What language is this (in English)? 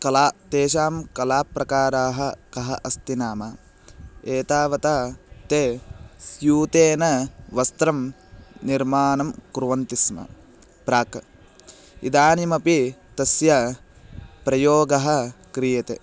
Sanskrit